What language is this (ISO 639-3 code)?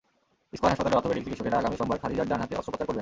ben